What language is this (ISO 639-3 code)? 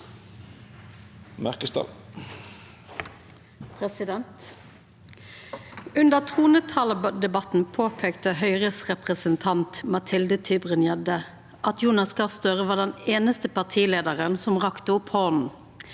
nor